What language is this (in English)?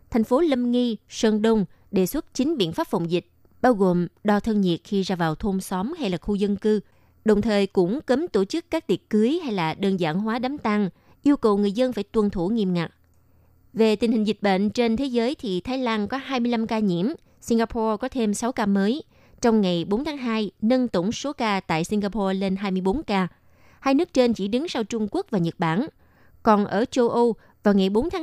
Vietnamese